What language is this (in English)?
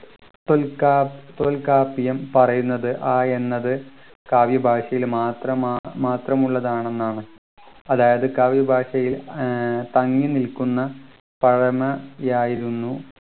Malayalam